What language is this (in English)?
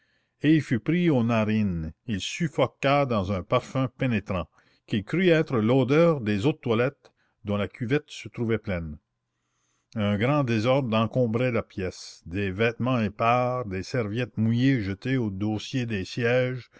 French